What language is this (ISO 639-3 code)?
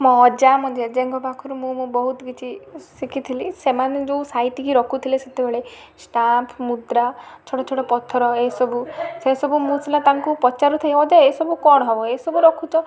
ori